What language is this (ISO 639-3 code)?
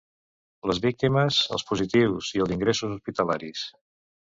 cat